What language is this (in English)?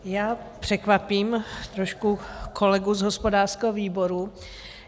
Czech